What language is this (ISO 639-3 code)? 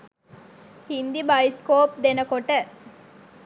sin